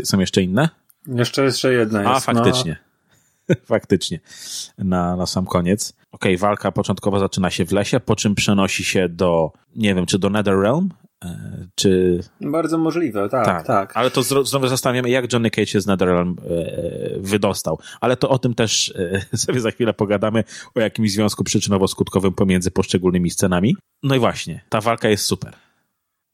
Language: Polish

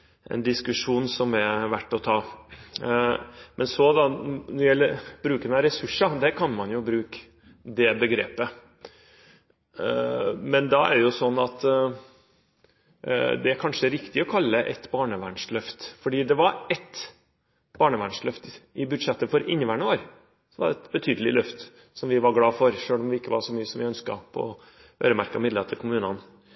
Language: Norwegian Bokmål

